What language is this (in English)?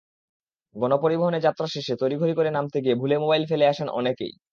Bangla